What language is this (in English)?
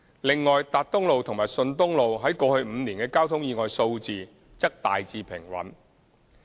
Cantonese